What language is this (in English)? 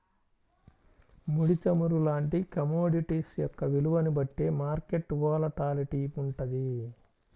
Telugu